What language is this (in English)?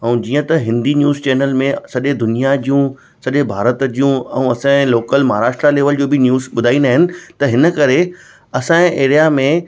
Sindhi